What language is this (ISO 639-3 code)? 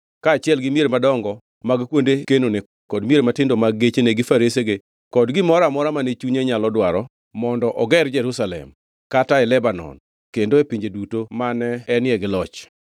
luo